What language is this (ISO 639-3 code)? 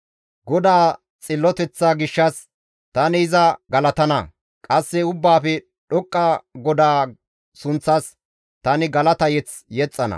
gmv